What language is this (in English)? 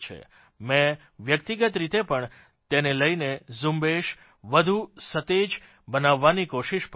Gujarati